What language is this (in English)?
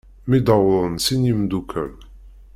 Kabyle